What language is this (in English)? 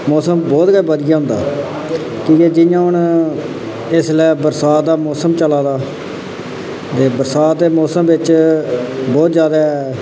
Dogri